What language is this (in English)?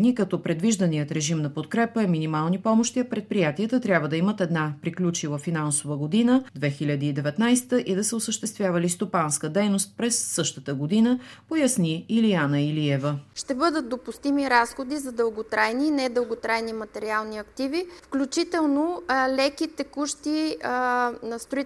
Bulgarian